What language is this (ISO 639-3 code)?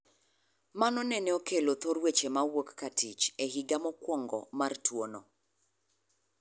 luo